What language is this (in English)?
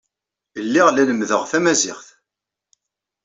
Kabyle